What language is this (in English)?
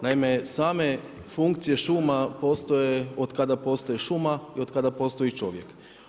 Croatian